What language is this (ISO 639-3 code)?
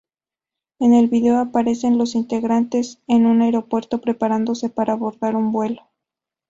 spa